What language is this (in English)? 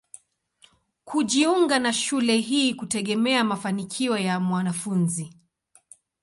Swahili